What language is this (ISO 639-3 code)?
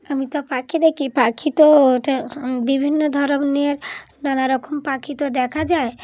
ben